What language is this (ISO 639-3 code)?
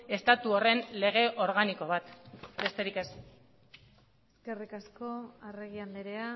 eus